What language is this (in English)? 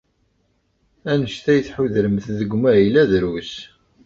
Kabyle